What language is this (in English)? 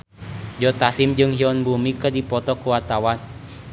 Sundanese